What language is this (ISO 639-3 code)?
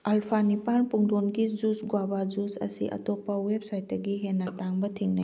mni